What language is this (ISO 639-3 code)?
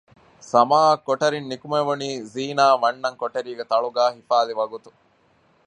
div